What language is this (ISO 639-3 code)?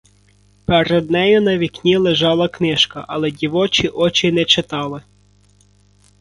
ukr